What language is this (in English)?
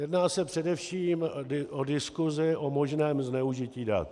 Czech